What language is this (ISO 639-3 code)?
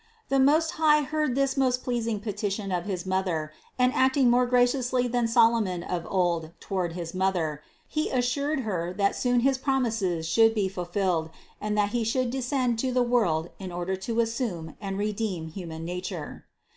eng